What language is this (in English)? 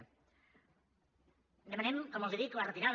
Catalan